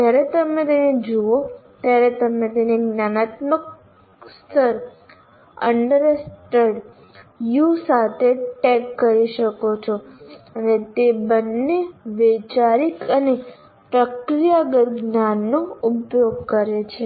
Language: Gujarati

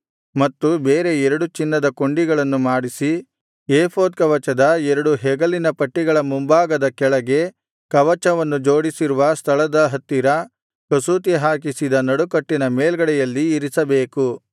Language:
Kannada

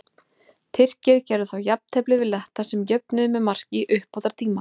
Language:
Icelandic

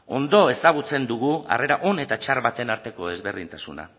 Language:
Basque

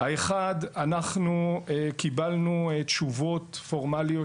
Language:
Hebrew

